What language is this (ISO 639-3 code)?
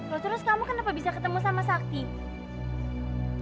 ind